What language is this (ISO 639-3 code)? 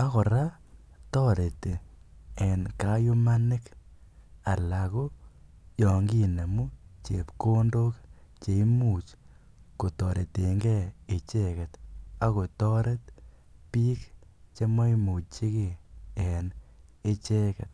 kln